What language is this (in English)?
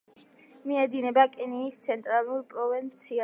Georgian